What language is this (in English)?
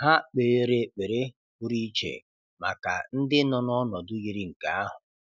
Igbo